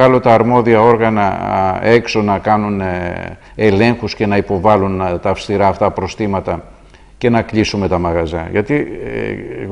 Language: Greek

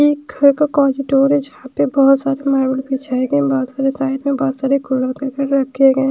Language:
Hindi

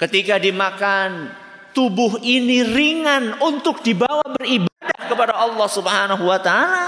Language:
Indonesian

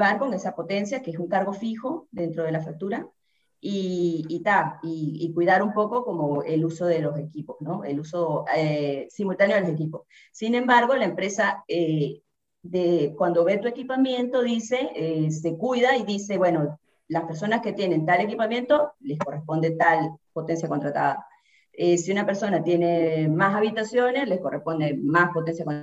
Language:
Spanish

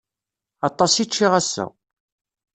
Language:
Kabyle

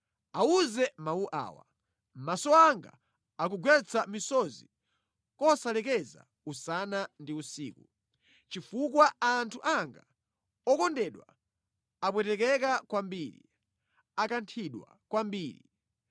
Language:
Nyanja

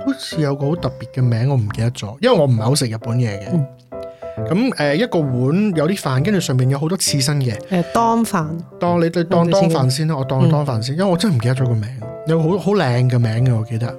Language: Chinese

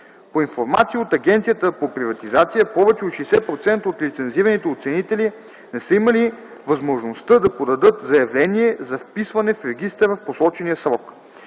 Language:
Bulgarian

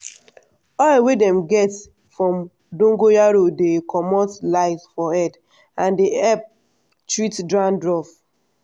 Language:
Nigerian Pidgin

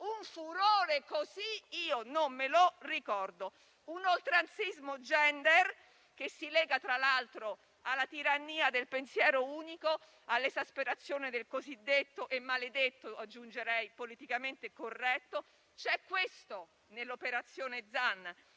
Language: Italian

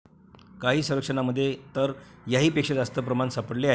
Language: Marathi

